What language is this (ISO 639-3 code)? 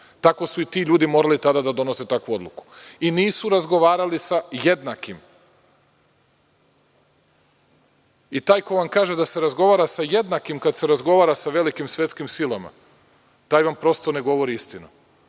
srp